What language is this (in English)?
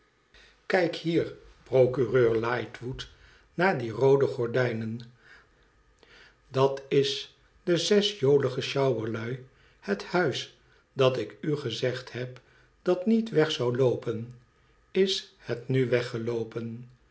Dutch